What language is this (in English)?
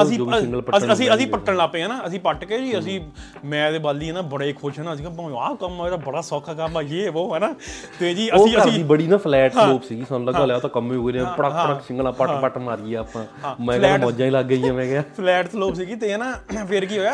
Punjabi